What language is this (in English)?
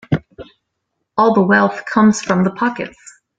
English